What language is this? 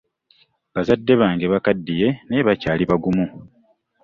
Ganda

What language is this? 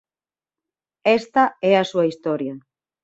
Galician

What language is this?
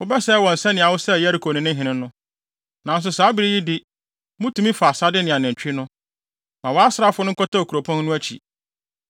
Akan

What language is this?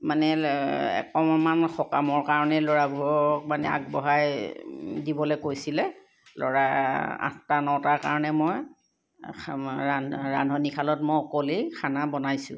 Assamese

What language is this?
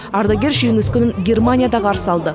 Kazakh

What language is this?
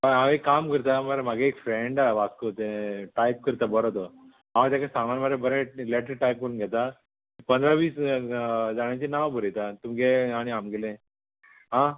Konkani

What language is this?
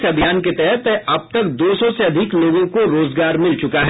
Hindi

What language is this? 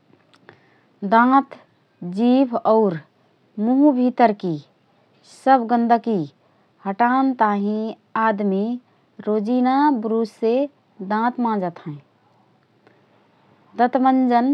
Rana Tharu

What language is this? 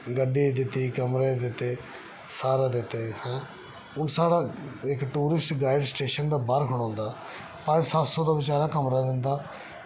Dogri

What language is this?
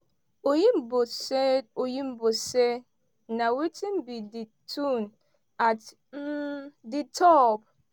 Nigerian Pidgin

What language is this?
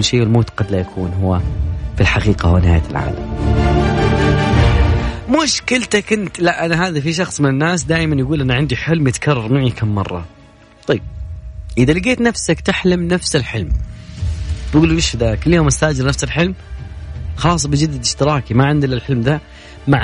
Arabic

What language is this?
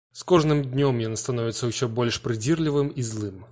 Belarusian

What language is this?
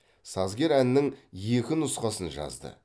Kazakh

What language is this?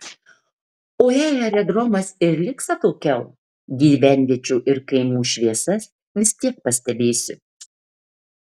Lithuanian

